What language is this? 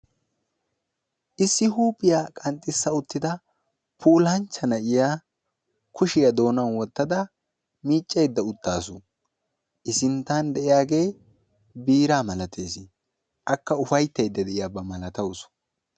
Wolaytta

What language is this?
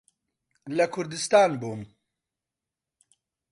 Central Kurdish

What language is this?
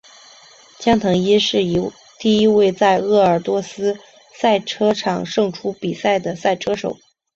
Chinese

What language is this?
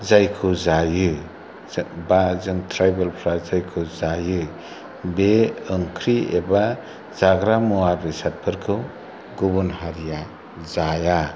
Bodo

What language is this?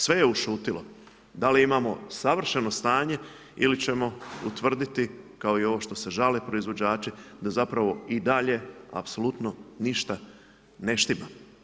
Croatian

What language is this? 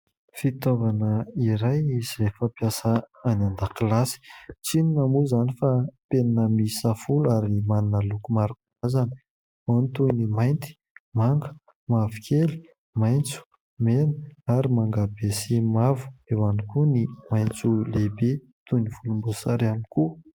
Malagasy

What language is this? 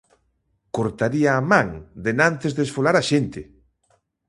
Galician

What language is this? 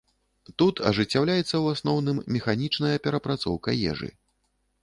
Belarusian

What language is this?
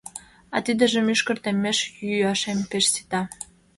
Mari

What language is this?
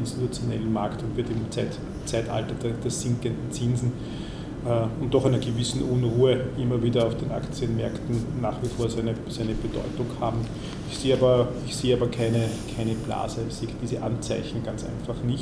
German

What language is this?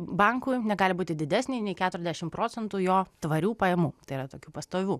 Lithuanian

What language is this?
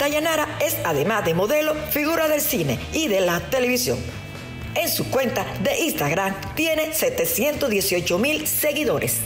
Spanish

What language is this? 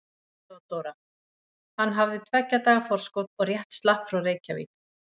Icelandic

